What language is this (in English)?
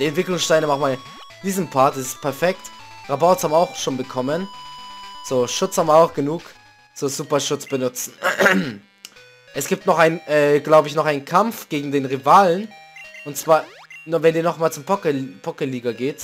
German